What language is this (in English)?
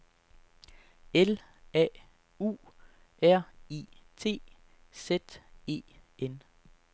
Danish